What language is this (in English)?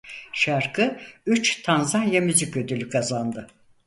Turkish